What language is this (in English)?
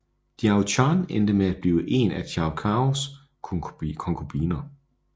Danish